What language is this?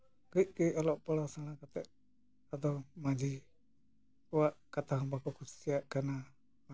Santali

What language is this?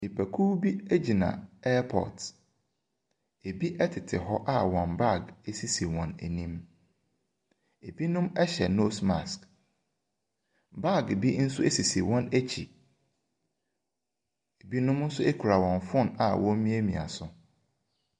Akan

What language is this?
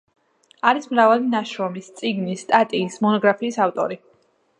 Georgian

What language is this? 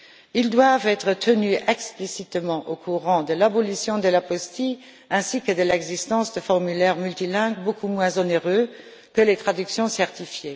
French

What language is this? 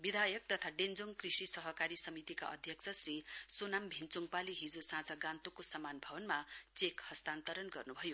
Nepali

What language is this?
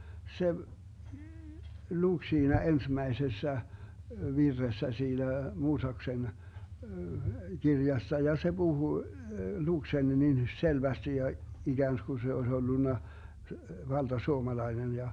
Finnish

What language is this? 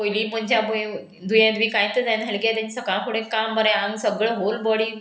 Konkani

